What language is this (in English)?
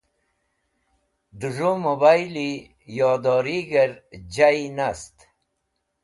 Wakhi